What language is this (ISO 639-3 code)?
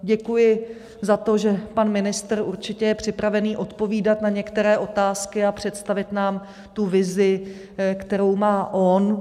ces